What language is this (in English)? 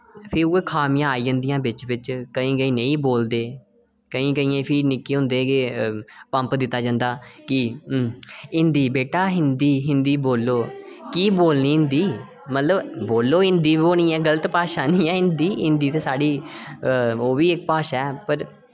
Dogri